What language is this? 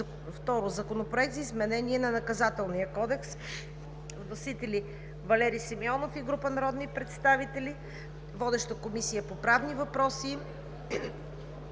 Bulgarian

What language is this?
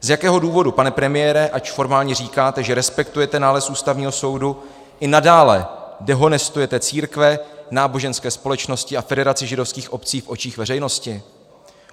Czech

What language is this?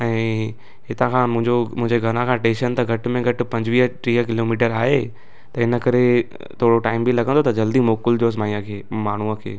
Sindhi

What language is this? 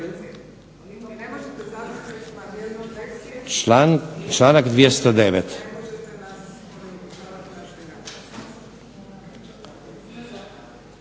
Croatian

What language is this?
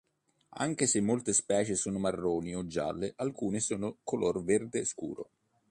Italian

